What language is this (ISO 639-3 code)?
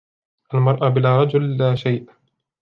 ara